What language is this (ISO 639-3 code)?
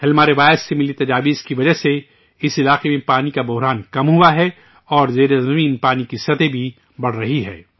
urd